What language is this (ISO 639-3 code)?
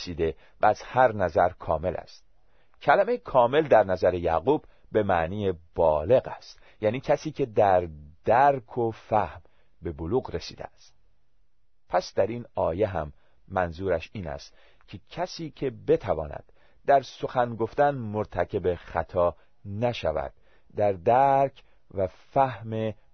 fas